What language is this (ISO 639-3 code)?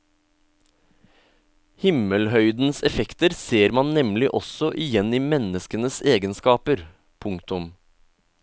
nor